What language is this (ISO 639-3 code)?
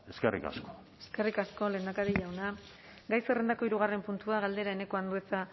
eus